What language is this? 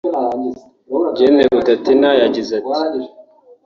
Kinyarwanda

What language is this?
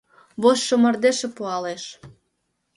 Mari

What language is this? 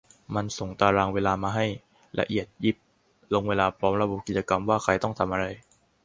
Thai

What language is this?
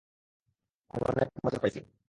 Bangla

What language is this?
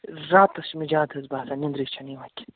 Kashmiri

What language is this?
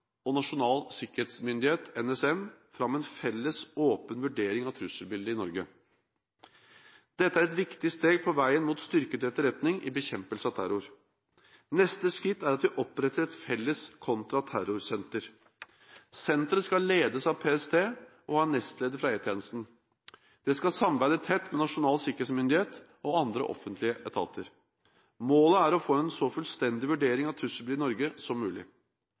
Norwegian Bokmål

